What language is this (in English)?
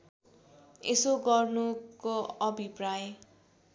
Nepali